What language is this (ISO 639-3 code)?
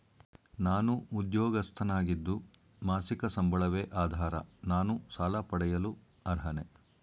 kan